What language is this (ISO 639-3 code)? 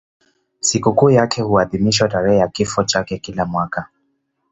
swa